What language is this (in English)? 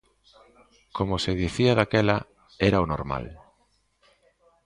Galician